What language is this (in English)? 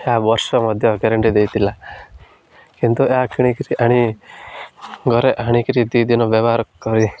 Odia